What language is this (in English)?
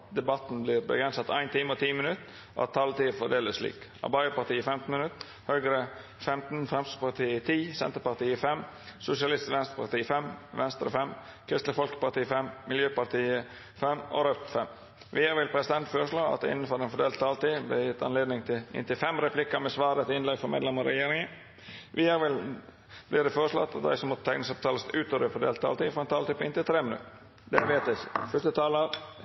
Norwegian Nynorsk